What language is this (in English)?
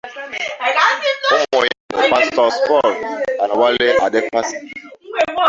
Igbo